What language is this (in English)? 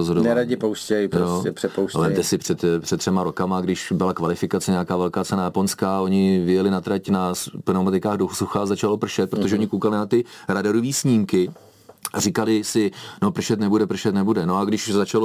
Czech